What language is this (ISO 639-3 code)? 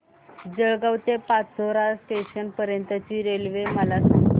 mar